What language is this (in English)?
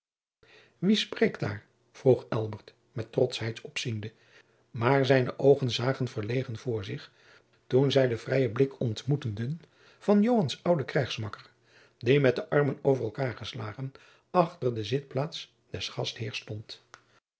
Dutch